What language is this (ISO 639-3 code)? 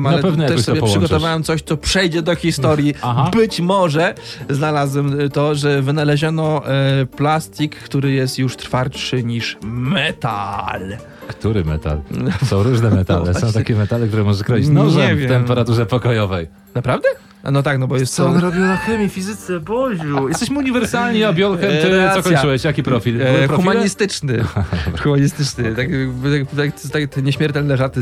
pol